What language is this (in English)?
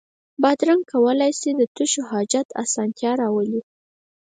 Pashto